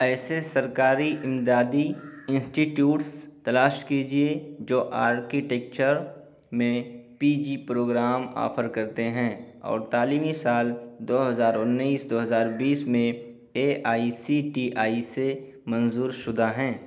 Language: Urdu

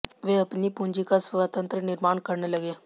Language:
Hindi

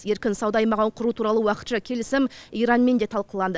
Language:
Kazakh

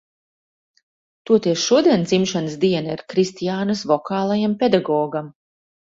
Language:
Latvian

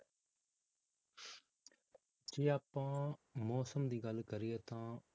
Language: Punjabi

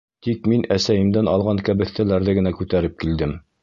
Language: Bashkir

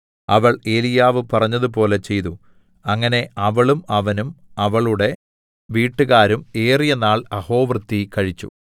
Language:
Malayalam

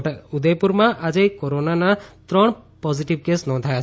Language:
Gujarati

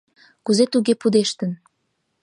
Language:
Mari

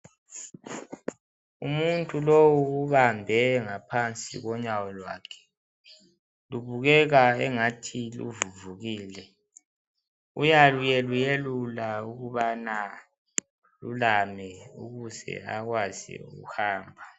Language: North Ndebele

